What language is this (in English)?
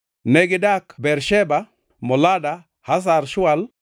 Luo (Kenya and Tanzania)